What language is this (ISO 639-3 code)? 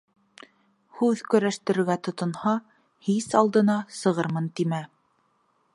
bak